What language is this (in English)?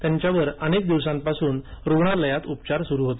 Marathi